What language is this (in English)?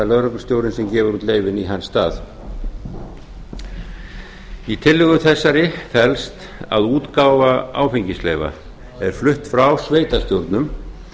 Icelandic